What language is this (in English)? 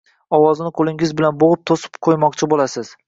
Uzbek